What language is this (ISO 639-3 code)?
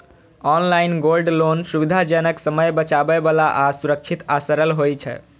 mai